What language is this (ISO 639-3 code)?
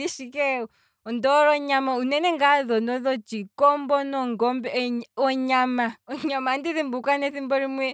kwm